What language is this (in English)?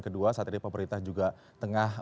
Indonesian